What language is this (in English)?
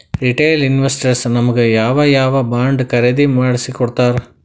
Kannada